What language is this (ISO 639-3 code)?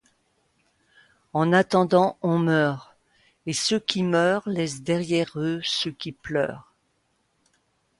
fra